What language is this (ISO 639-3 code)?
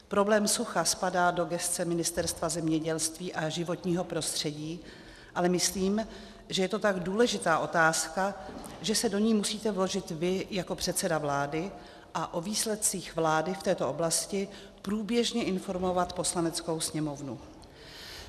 ces